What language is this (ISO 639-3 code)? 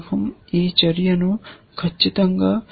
tel